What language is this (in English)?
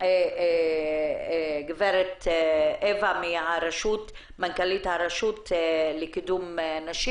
Hebrew